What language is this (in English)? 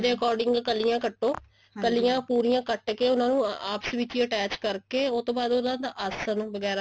Punjabi